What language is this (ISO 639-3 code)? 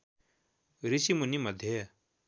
nep